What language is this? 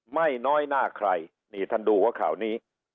Thai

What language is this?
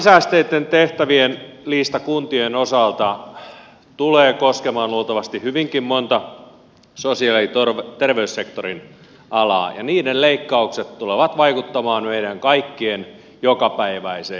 Finnish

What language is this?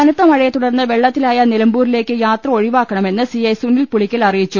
Malayalam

